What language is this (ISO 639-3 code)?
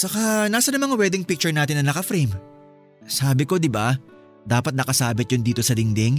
fil